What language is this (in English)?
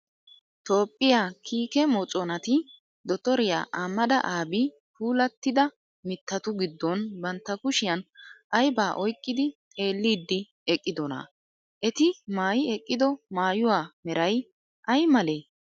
Wolaytta